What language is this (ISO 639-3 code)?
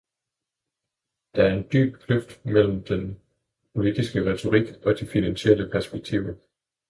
dan